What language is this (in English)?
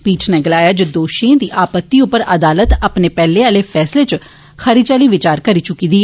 Dogri